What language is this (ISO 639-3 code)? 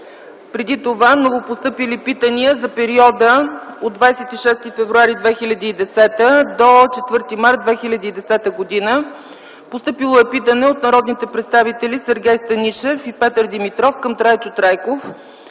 bul